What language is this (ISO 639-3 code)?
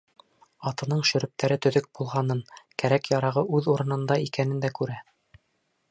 bak